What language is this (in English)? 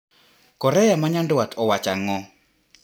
Luo (Kenya and Tanzania)